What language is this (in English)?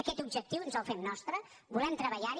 Catalan